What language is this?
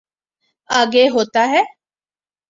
Urdu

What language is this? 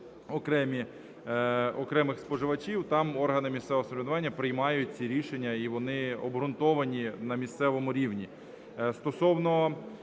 Ukrainian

